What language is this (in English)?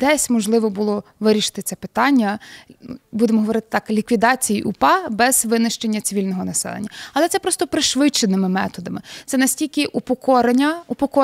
Ukrainian